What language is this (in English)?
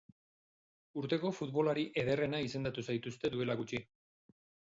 Basque